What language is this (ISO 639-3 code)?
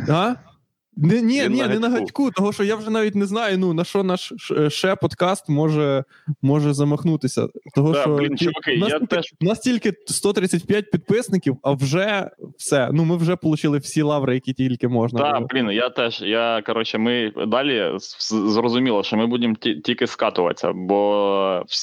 ukr